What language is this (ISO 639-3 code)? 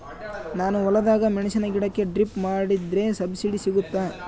kan